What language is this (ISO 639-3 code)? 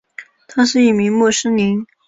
zho